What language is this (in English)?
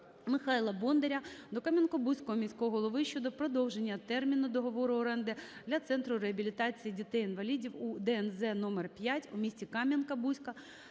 Ukrainian